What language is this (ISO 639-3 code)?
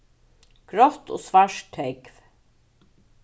fao